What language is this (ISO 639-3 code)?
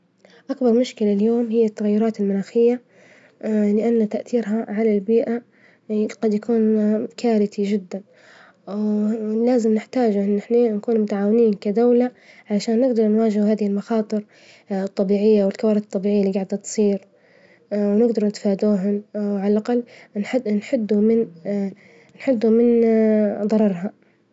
ayl